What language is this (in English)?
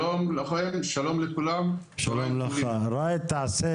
Hebrew